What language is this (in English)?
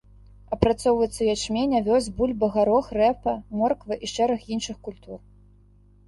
Belarusian